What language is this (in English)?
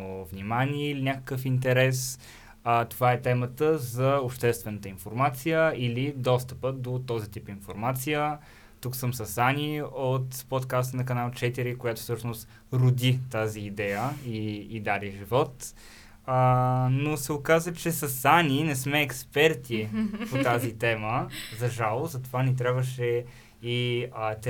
Bulgarian